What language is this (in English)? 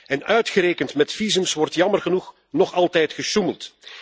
Dutch